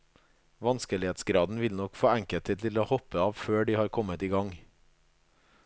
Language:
Norwegian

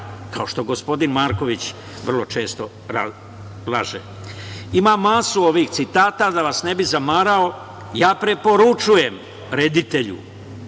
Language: Serbian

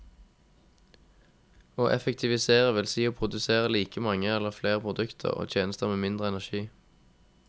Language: Norwegian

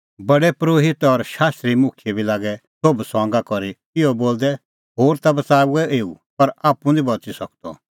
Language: Kullu Pahari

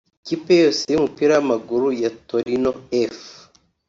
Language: Kinyarwanda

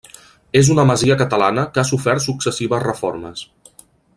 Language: Catalan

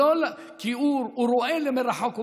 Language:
Hebrew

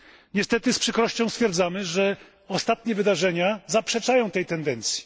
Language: Polish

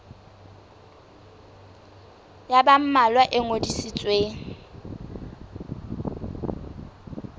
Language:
Southern Sotho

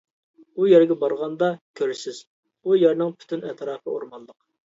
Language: Uyghur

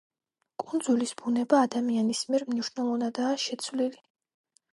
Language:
Georgian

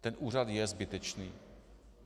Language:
Czech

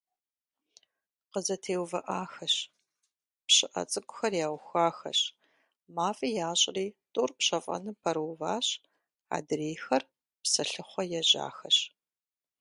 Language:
Kabardian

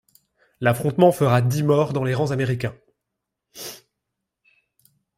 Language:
French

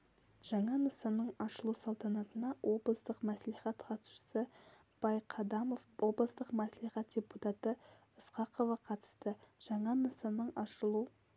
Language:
Kazakh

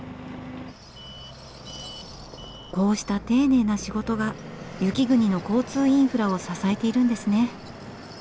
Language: Japanese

